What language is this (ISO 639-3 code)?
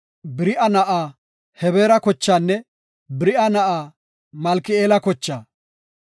gof